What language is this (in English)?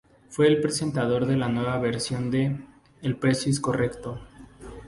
Spanish